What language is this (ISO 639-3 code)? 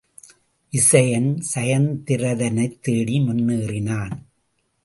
tam